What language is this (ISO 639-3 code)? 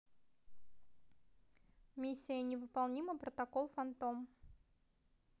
rus